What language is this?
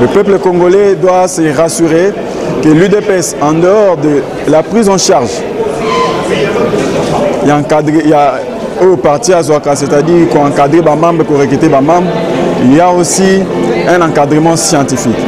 French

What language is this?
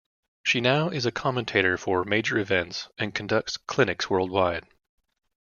English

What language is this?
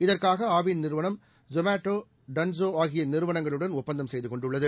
Tamil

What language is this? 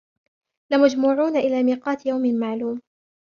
Arabic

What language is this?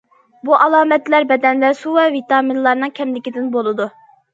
Uyghur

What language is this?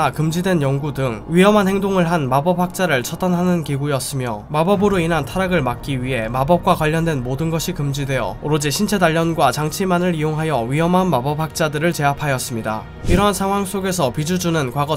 Korean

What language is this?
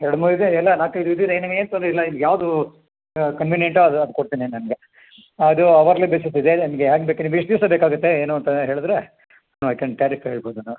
Kannada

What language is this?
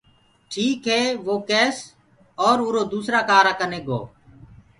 Gurgula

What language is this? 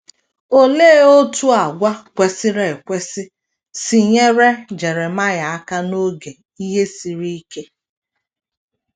Igbo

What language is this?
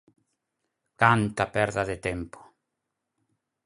Galician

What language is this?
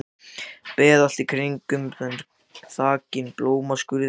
Icelandic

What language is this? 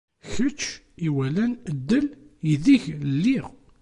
Kabyle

